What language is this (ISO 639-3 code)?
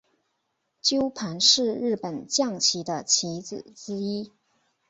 zho